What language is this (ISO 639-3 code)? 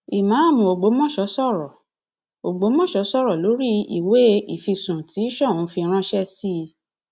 yor